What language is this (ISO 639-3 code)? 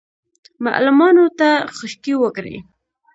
pus